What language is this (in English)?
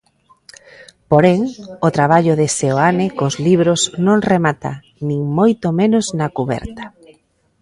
Galician